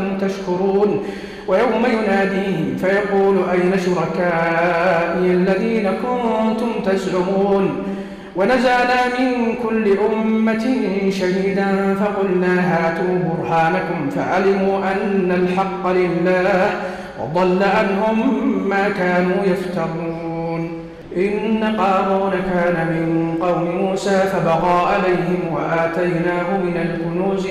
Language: Arabic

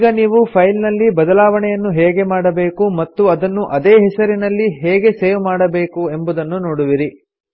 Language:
Kannada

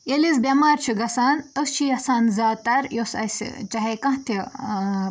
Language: Kashmiri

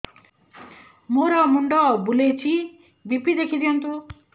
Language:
Odia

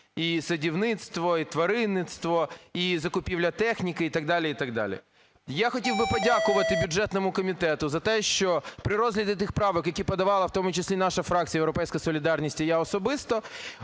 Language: Ukrainian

